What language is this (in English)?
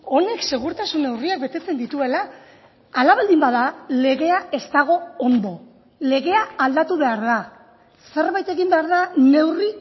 Basque